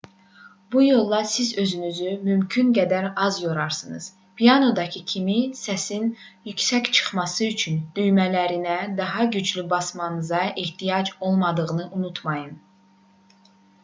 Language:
Azerbaijani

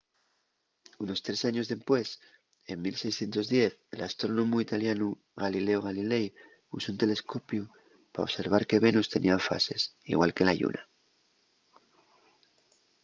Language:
Asturian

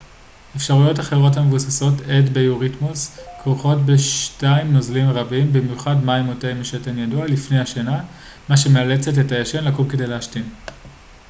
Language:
Hebrew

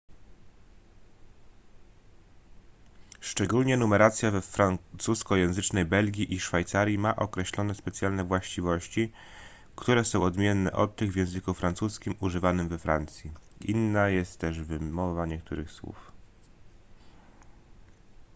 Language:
Polish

